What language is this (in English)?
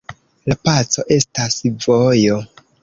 Esperanto